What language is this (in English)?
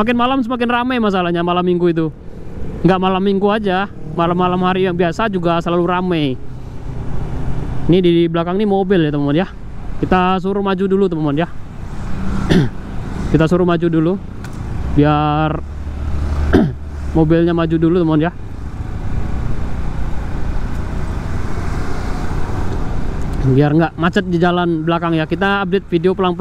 Indonesian